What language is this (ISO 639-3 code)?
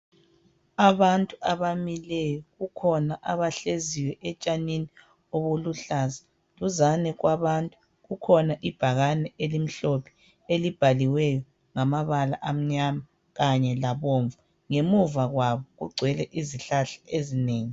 nde